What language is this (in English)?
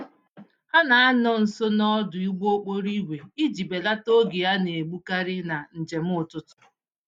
Igbo